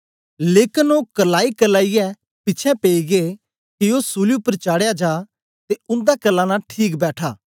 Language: Dogri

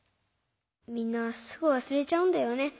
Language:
Japanese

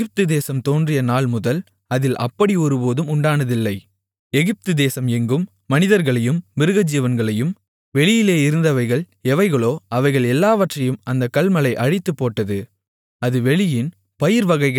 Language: Tamil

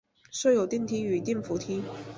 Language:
Chinese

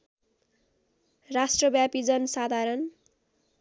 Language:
Nepali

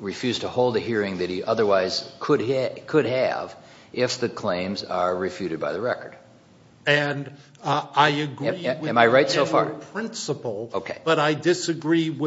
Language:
English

